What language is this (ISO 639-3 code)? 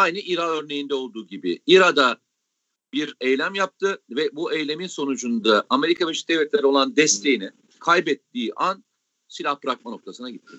tur